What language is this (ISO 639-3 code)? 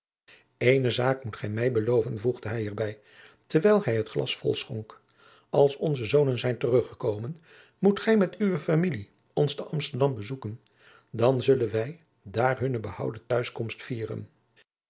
nld